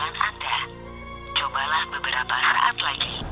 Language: Indonesian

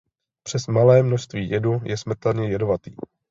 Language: Czech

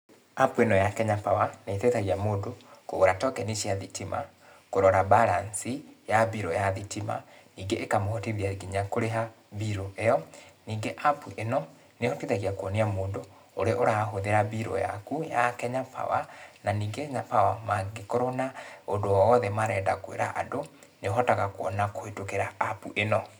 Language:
Kikuyu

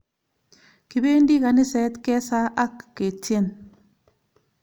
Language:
Kalenjin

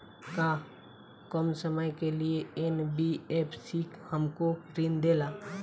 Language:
Bhojpuri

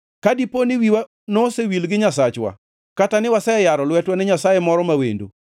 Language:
Luo (Kenya and Tanzania)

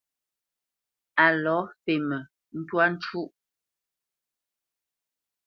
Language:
Bamenyam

